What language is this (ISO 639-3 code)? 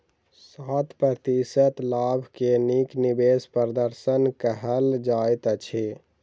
mai